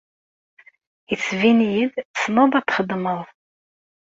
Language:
Kabyle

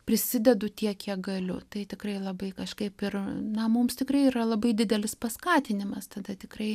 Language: Lithuanian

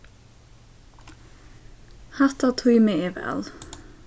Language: Faroese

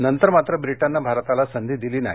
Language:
Marathi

